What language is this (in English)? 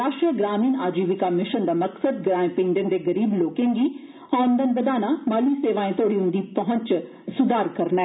Dogri